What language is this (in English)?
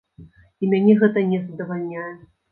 Belarusian